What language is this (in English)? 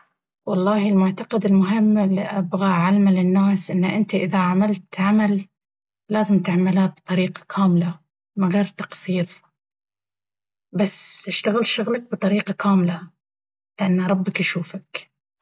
Baharna Arabic